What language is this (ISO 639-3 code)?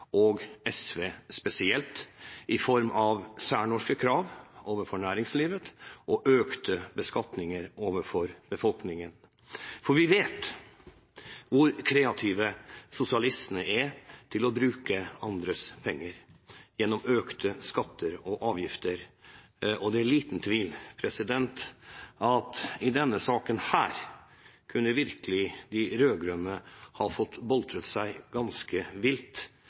nob